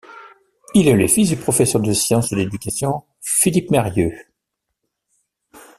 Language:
French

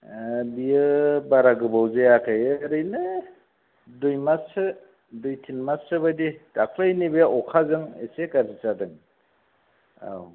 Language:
Bodo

